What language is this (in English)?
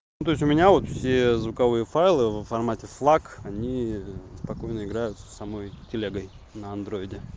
Russian